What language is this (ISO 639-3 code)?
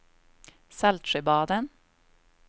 swe